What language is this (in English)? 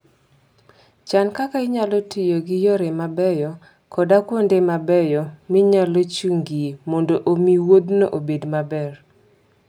Luo (Kenya and Tanzania)